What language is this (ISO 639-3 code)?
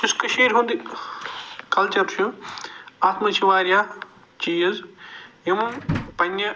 kas